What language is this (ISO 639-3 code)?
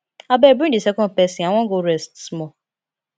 pcm